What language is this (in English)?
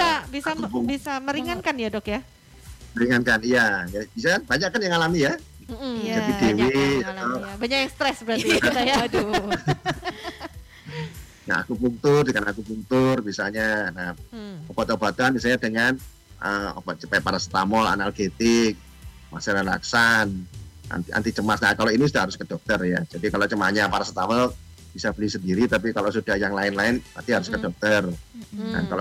Indonesian